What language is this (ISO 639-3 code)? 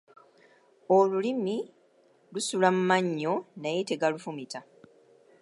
lug